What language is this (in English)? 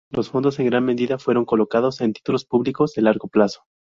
Spanish